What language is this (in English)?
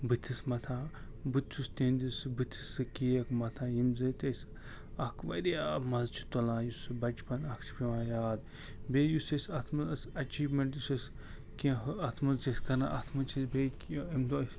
Kashmiri